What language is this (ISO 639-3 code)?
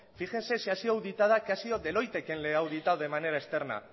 spa